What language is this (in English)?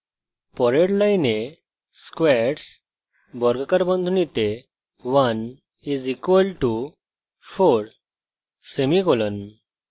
Bangla